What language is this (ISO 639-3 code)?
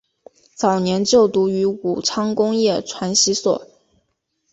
zho